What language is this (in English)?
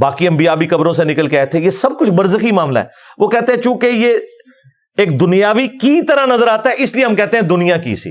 Urdu